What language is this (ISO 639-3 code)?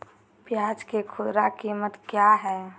mag